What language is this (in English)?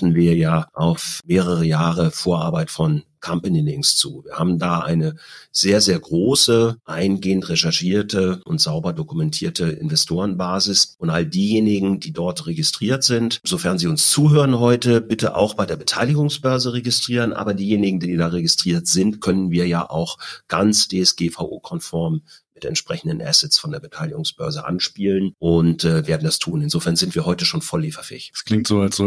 German